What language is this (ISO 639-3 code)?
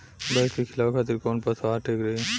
bho